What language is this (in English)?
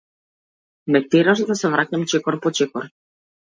Macedonian